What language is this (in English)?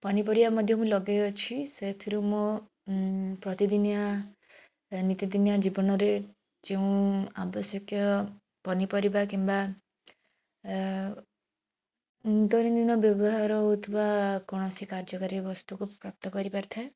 Odia